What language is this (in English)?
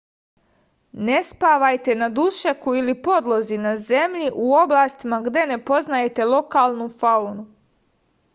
Serbian